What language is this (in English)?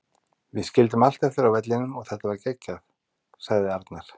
Icelandic